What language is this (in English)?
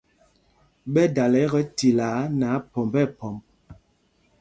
Mpumpong